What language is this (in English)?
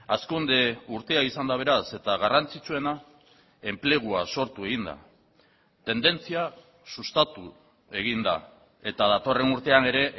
Basque